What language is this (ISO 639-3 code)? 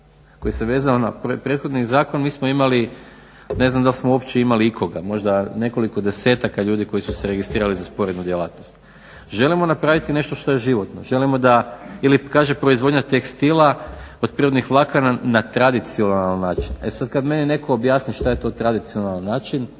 hrv